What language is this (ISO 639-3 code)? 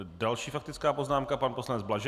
ces